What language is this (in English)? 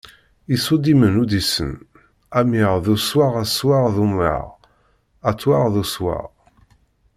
Kabyle